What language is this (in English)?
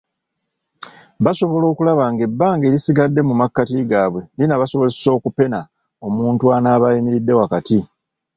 Ganda